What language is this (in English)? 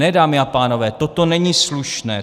Czech